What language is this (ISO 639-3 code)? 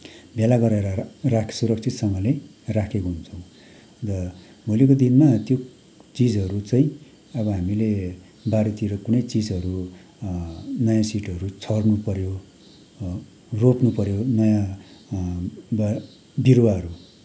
nep